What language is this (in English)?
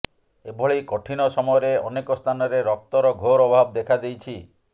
Odia